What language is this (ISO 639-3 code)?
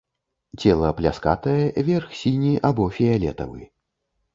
bel